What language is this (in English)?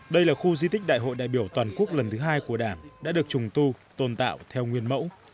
Vietnamese